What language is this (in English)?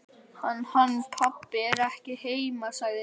Icelandic